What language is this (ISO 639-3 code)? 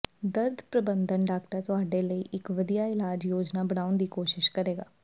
pan